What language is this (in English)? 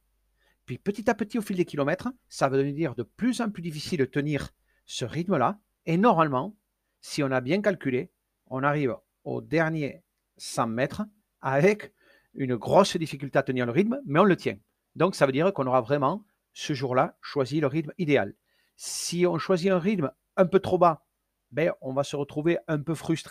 French